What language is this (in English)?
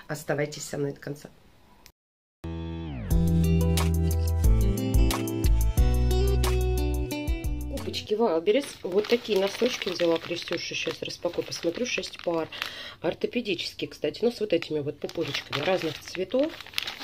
Russian